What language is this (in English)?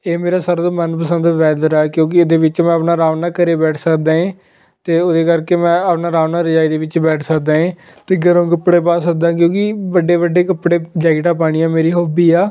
Punjabi